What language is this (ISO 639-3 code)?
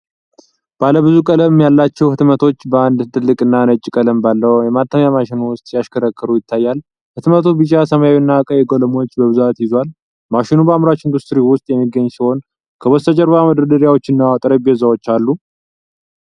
amh